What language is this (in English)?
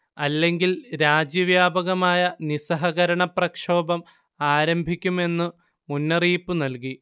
Malayalam